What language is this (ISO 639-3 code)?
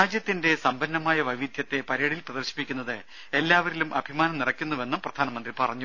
mal